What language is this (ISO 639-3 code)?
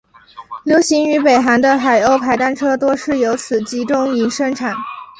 zho